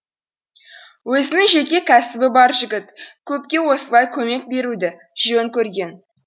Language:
Kazakh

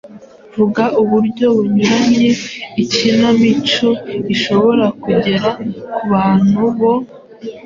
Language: Kinyarwanda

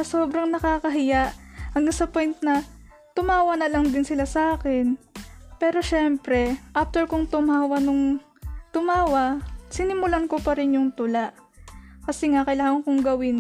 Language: Filipino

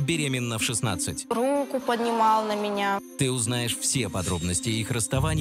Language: Russian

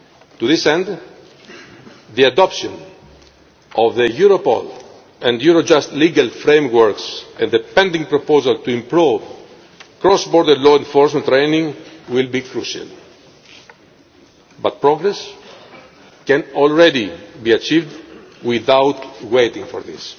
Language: English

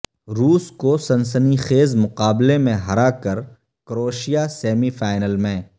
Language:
Urdu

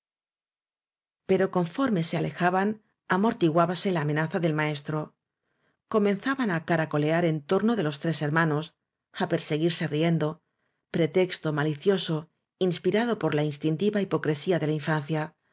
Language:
Spanish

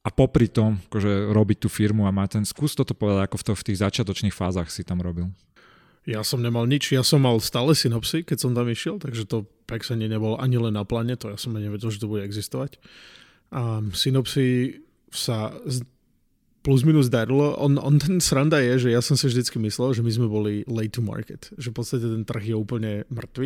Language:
Slovak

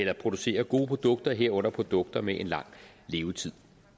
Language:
Danish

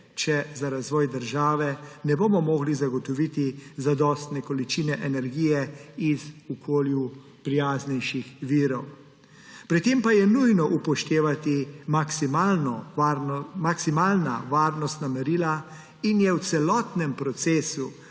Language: Slovenian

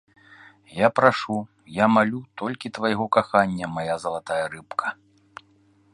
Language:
Belarusian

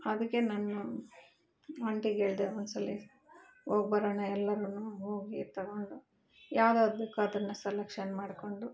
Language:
Kannada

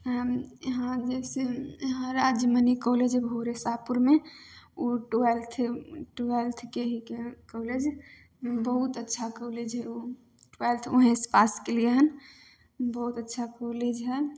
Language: Maithili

